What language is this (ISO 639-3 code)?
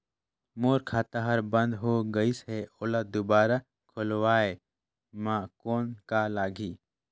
hne